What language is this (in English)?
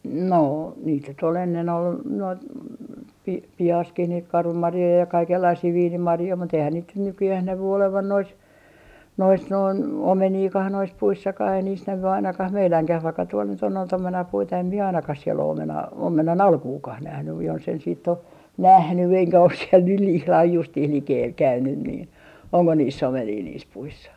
Finnish